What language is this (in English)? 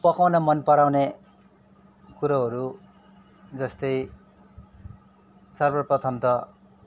Nepali